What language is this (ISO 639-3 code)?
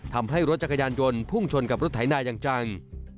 tha